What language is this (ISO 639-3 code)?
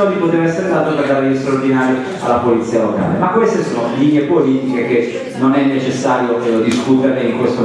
ita